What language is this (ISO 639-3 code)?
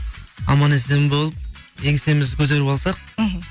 kaz